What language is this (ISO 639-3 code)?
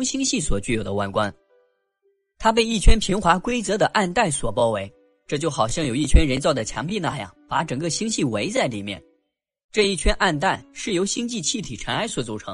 zho